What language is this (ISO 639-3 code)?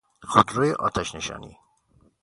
fas